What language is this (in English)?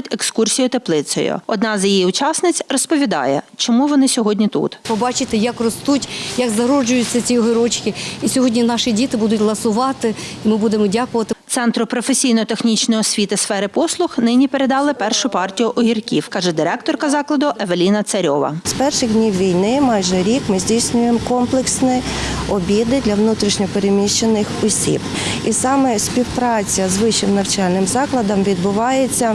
Ukrainian